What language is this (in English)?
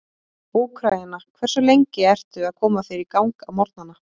Icelandic